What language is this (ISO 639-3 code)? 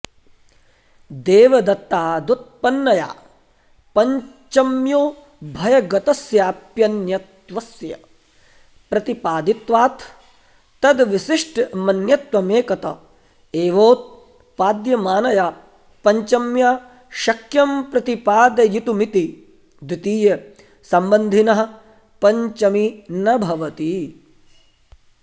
san